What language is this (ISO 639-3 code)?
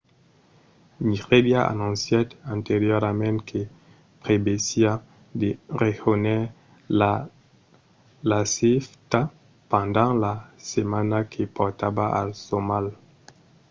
oci